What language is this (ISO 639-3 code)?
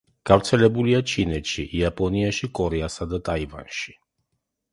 kat